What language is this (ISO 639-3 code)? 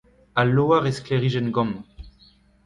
bre